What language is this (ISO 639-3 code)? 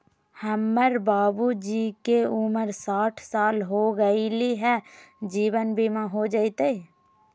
mag